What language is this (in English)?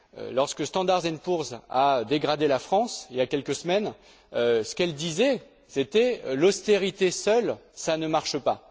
French